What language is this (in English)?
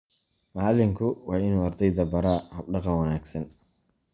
Somali